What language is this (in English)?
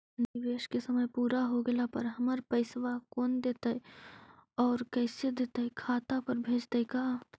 Magahi